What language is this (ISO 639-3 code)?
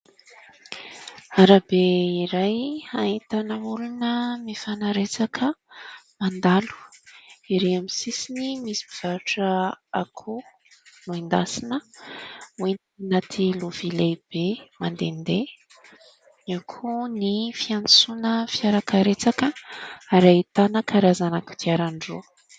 mlg